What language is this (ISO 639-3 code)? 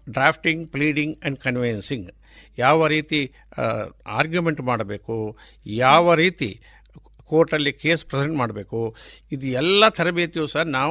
kan